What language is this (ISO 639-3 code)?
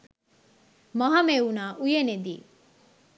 sin